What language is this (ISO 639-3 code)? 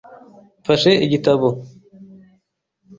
kin